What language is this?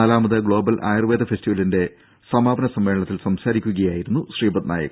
Malayalam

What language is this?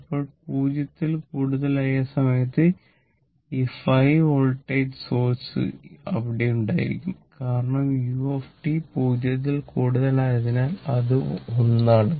Malayalam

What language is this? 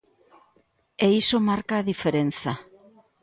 Galician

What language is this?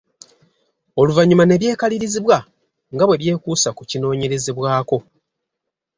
Ganda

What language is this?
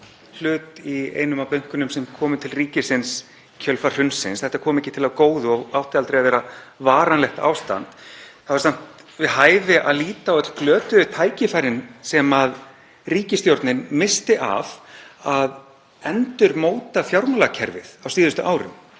Icelandic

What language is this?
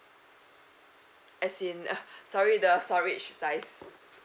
English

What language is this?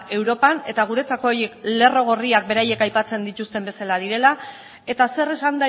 Basque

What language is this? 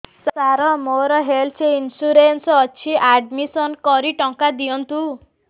Odia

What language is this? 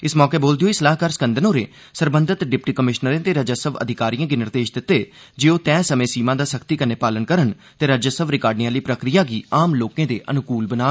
Dogri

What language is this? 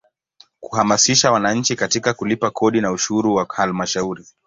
Swahili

